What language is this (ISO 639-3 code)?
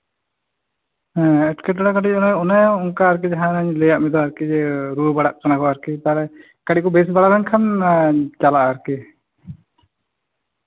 sat